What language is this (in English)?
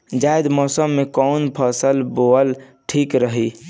Bhojpuri